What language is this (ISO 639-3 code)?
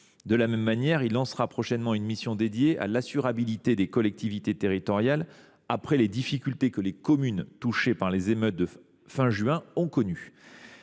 fra